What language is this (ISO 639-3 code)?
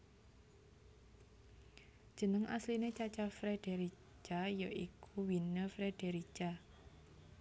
jav